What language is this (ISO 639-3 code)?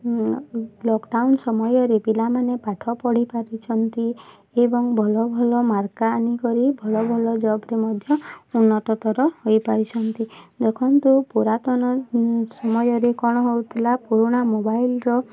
ori